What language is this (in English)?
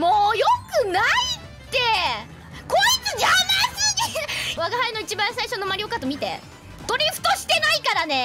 Japanese